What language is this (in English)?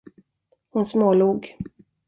Swedish